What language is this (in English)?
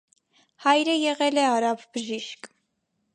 Armenian